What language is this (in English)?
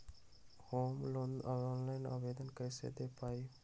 Magahi